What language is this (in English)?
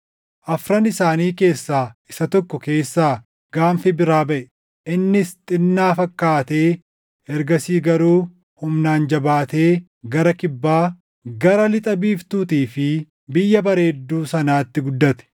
Oromo